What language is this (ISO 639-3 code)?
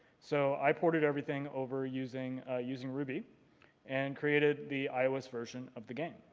eng